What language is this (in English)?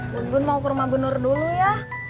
Indonesian